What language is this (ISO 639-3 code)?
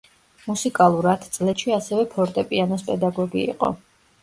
kat